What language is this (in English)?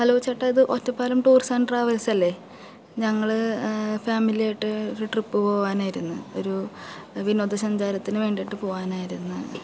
Malayalam